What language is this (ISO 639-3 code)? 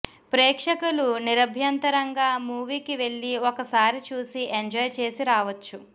tel